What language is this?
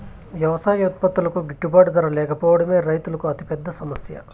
Telugu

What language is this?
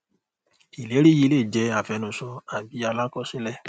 Yoruba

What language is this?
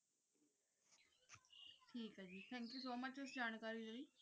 Punjabi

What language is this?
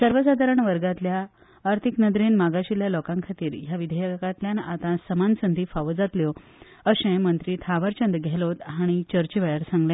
Konkani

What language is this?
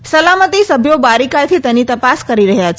Gujarati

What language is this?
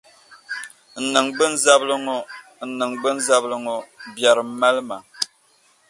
Dagbani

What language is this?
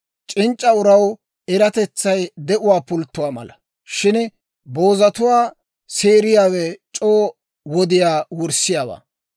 Dawro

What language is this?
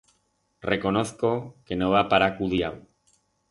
Aragonese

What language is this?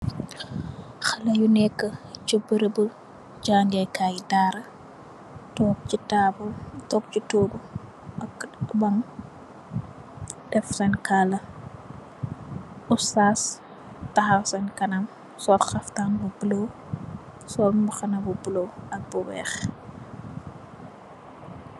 Wolof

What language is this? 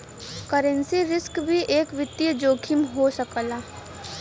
Bhojpuri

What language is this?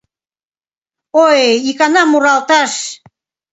Mari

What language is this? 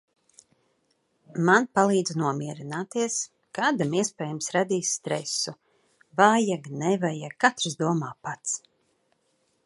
Latvian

